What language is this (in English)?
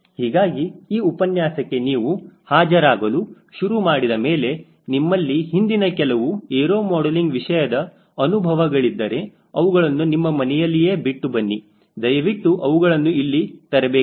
Kannada